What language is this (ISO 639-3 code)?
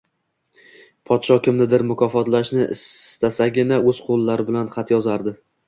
uzb